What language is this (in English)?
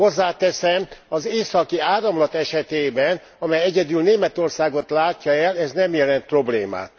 Hungarian